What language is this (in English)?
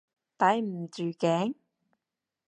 Cantonese